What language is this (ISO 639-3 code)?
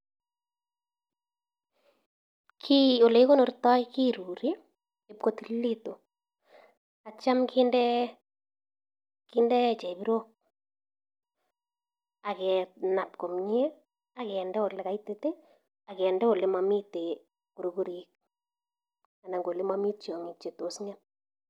kln